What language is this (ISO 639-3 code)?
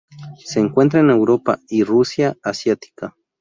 spa